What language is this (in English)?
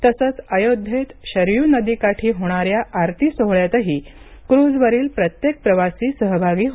Marathi